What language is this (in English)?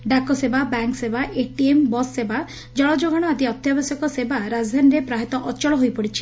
Odia